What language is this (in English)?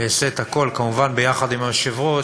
Hebrew